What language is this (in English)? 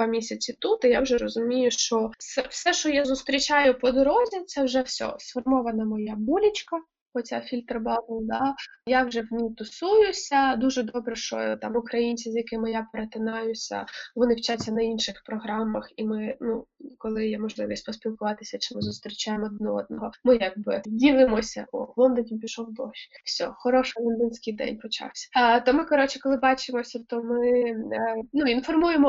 Ukrainian